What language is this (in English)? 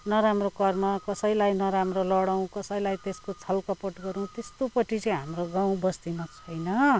Nepali